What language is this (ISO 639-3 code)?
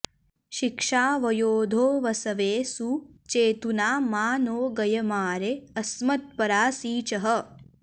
san